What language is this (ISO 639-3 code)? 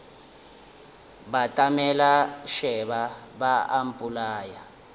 nso